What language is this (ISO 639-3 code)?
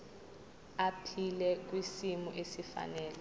zul